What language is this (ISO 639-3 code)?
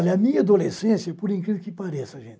por